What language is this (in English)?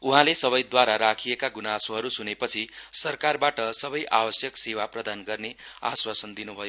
Nepali